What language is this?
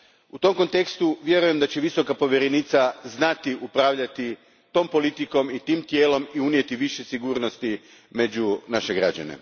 Croatian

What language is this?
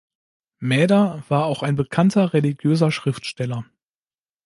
German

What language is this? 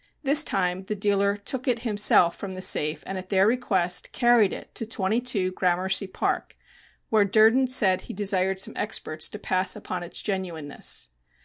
English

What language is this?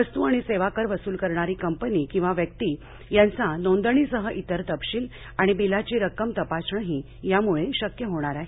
Marathi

